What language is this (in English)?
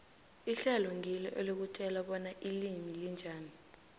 South Ndebele